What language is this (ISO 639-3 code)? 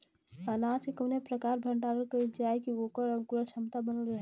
bho